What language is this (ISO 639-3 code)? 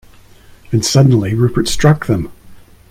eng